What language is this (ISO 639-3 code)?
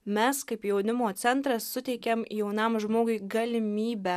lit